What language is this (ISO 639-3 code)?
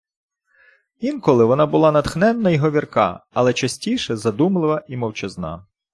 ukr